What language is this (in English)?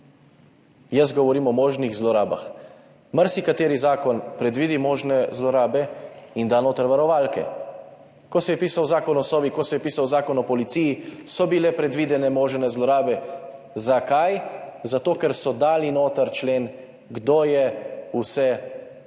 Slovenian